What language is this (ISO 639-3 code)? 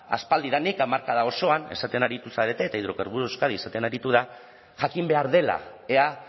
eus